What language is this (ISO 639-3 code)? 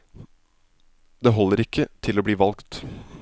nor